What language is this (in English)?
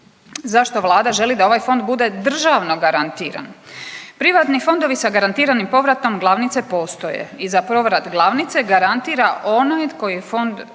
Croatian